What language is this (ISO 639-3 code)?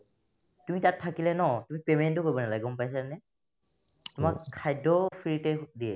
asm